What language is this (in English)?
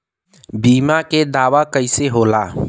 Bhojpuri